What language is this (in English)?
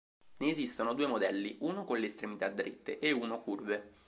Italian